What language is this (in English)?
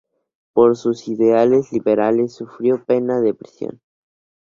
Spanish